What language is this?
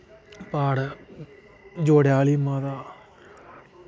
Dogri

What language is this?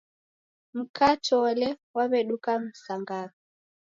Taita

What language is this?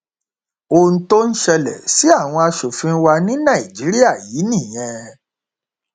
Yoruba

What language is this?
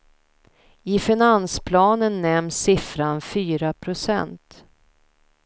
Swedish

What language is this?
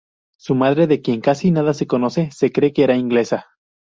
Spanish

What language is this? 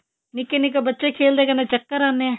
Punjabi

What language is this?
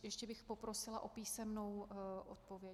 Czech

